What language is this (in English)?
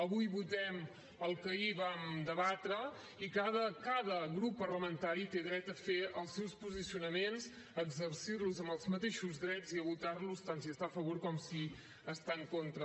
Catalan